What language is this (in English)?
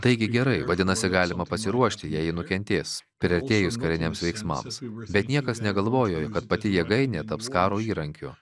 Lithuanian